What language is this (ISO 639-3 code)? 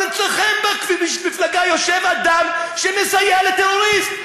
heb